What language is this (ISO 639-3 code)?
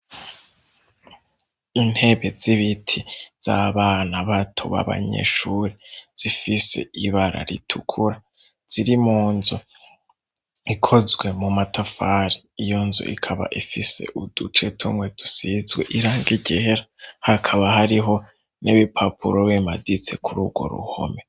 run